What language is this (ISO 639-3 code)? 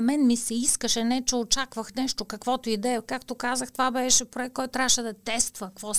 bul